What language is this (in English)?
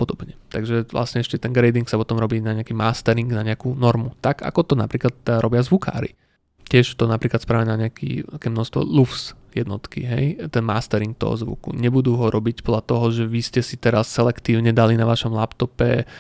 Slovak